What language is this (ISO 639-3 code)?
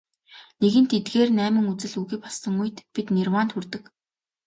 mon